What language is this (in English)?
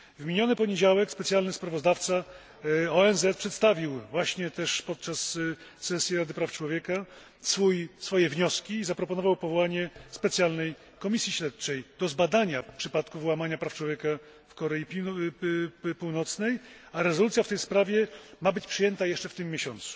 Polish